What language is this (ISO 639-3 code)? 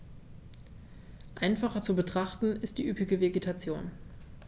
deu